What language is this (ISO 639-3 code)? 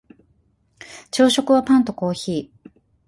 jpn